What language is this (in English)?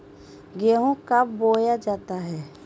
Magahi